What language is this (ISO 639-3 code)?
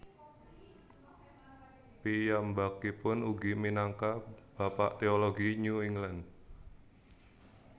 jav